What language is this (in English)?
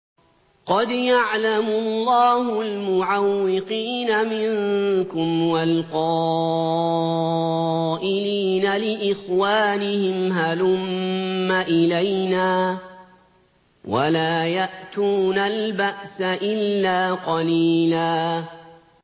Arabic